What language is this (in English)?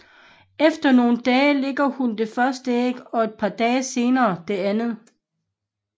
Danish